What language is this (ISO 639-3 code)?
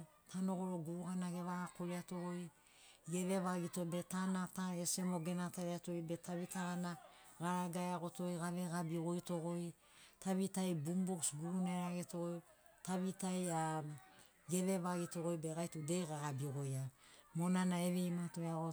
snc